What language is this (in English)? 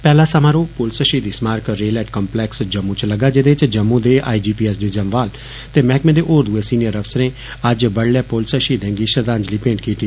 Dogri